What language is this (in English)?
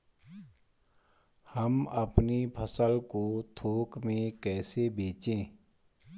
Hindi